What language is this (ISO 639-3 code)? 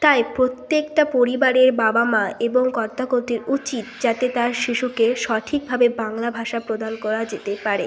ben